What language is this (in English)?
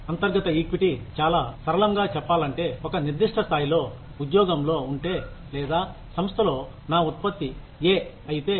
Telugu